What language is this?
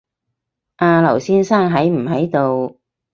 Cantonese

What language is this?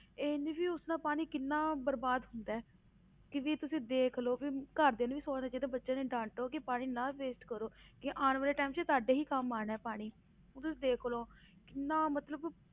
Punjabi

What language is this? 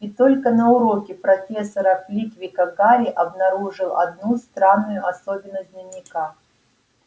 Russian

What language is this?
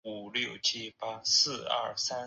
Chinese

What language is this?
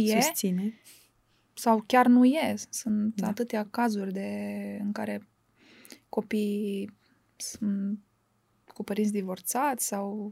Romanian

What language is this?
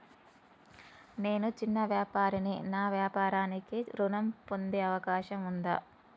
Telugu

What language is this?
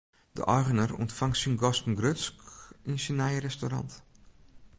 Western Frisian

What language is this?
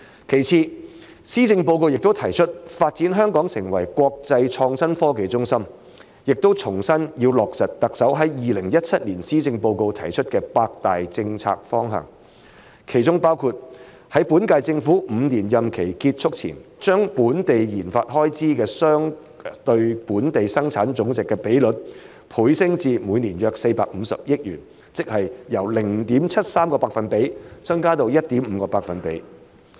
Cantonese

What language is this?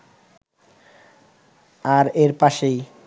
Bangla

